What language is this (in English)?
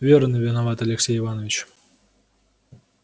Russian